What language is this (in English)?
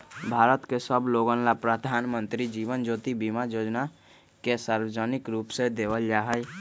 Magahi